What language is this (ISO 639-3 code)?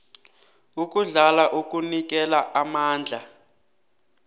nbl